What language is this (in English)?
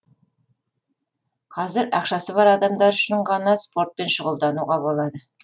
Kazakh